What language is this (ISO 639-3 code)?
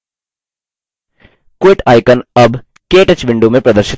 hin